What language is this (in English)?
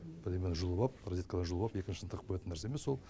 Kazakh